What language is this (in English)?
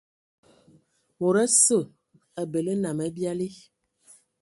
Ewondo